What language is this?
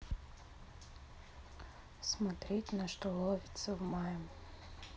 Russian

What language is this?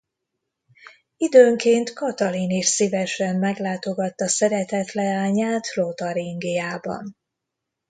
Hungarian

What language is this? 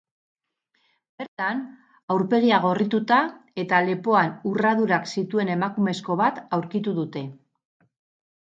Basque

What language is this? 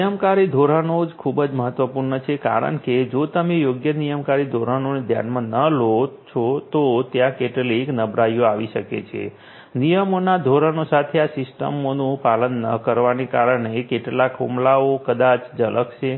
Gujarati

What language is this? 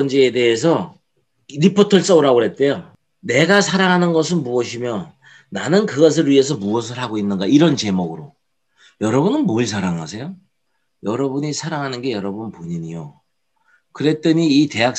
Korean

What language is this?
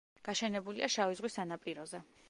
Georgian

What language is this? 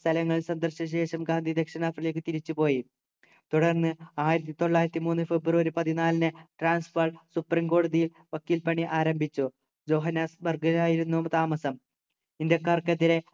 Malayalam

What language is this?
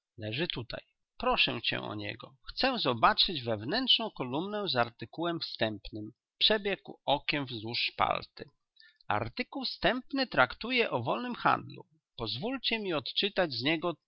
Polish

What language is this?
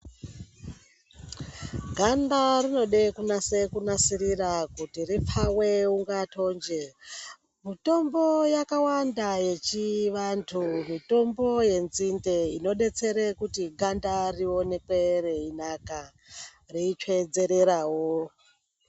Ndau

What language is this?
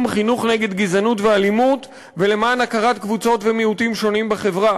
Hebrew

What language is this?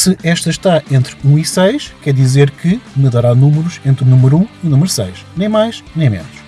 Portuguese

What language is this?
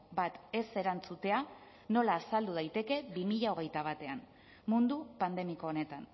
Basque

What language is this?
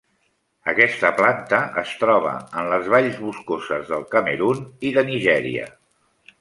Catalan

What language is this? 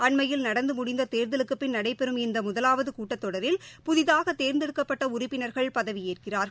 Tamil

